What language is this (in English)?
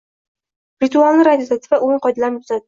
Uzbek